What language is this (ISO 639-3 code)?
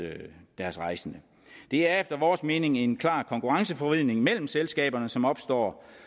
dan